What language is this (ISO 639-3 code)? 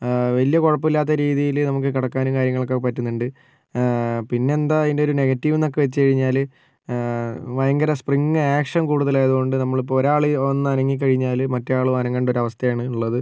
mal